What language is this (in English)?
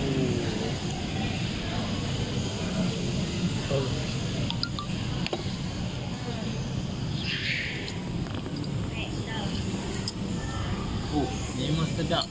Malay